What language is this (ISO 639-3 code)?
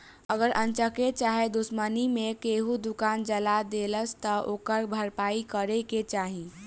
bho